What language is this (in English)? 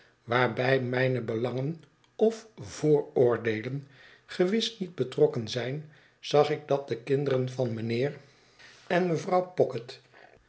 Dutch